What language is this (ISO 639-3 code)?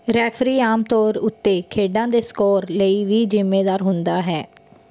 pan